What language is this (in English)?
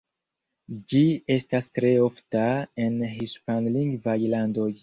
Esperanto